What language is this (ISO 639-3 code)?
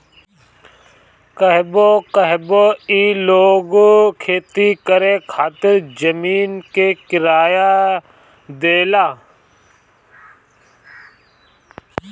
bho